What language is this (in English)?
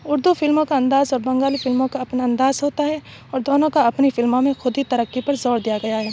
Urdu